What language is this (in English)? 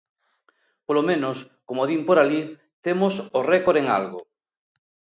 Galician